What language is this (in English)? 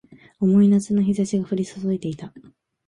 Japanese